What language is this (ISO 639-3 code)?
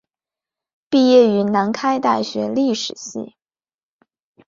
zho